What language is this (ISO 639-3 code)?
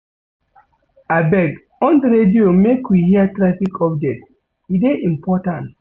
pcm